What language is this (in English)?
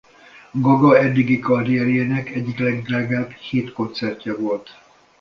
Hungarian